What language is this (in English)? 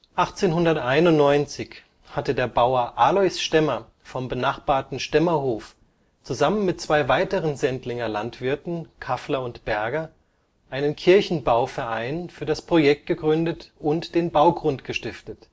German